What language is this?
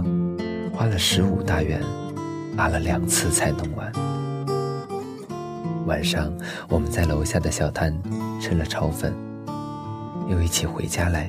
Chinese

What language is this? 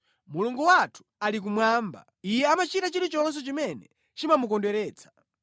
Nyanja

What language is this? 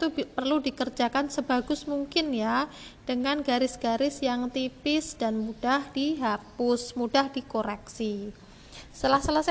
Indonesian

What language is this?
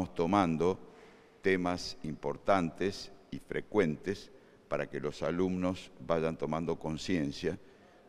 Spanish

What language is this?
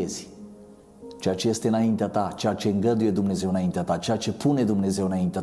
Romanian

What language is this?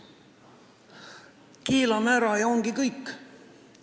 Estonian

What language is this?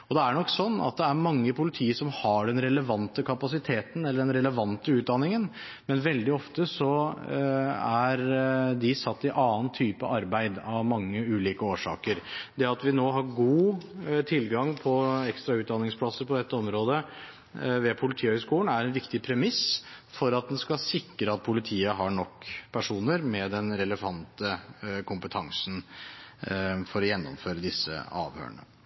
Norwegian Bokmål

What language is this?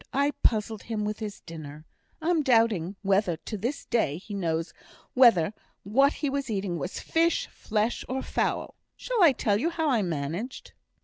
English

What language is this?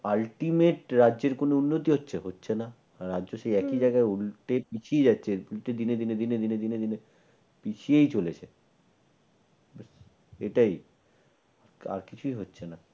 Bangla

